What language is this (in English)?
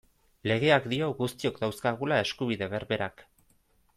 Basque